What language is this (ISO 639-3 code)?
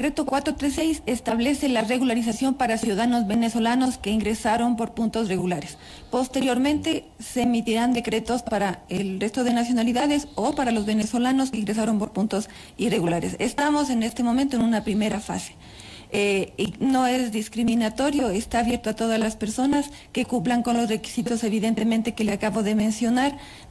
spa